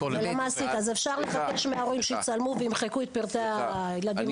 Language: Hebrew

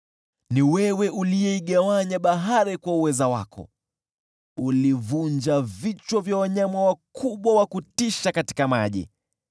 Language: Swahili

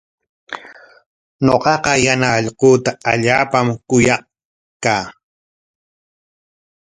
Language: Corongo Ancash Quechua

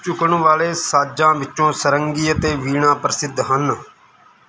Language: Punjabi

